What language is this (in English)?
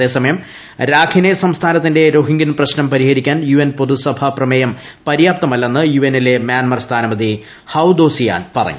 Malayalam